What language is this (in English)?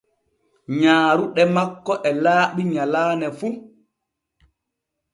Borgu Fulfulde